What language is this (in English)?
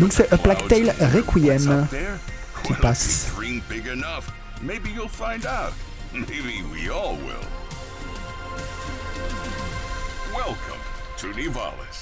French